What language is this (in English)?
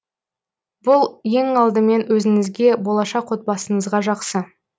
Kazakh